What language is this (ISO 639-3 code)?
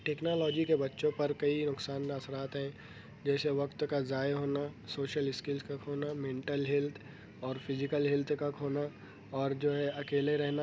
urd